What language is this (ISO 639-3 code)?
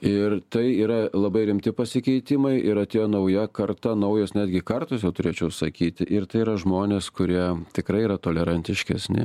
lit